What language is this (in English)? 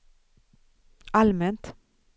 Swedish